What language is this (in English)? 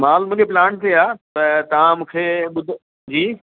Sindhi